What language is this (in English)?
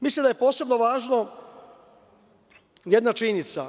Serbian